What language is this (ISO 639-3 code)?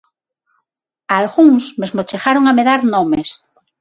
glg